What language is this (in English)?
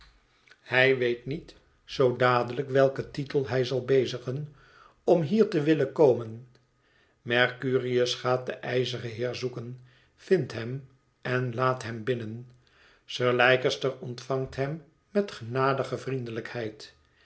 Dutch